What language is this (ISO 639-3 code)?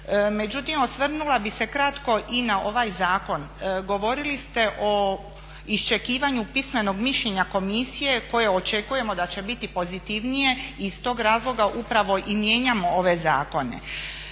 hrv